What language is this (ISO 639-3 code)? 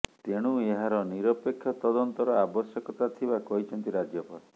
ori